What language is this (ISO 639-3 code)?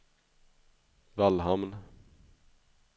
swe